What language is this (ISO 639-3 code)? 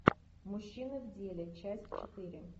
rus